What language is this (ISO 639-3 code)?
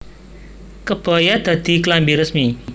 jav